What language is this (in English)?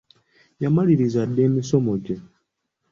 Ganda